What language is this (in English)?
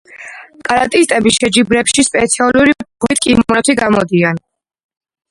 Georgian